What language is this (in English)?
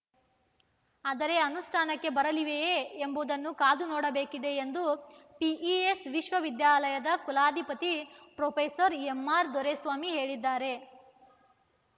Kannada